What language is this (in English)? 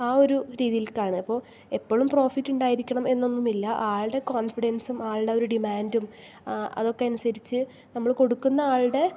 Malayalam